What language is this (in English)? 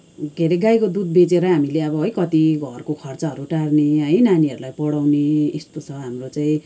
Nepali